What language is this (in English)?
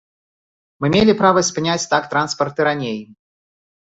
Belarusian